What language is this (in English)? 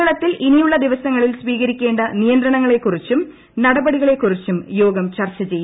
Malayalam